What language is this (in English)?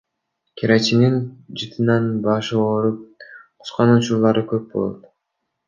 Kyrgyz